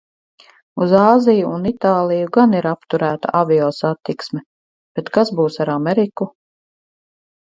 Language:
Latvian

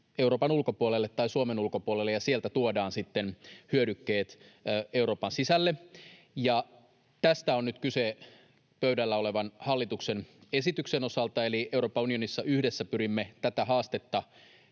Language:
Finnish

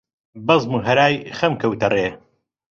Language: Central Kurdish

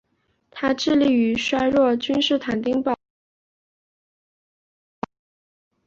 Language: Chinese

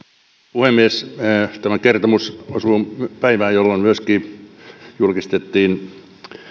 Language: Finnish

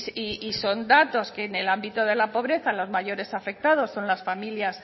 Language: Spanish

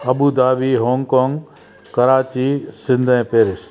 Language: Sindhi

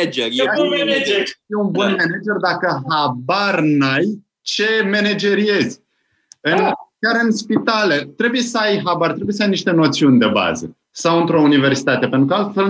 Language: Romanian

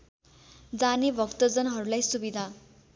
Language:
Nepali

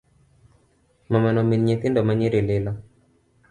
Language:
Luo (Kenya and Tanzania)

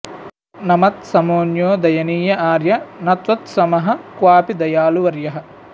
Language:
Sanskrit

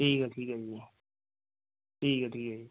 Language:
Punjabi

